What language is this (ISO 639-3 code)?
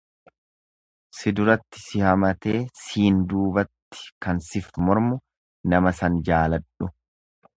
orm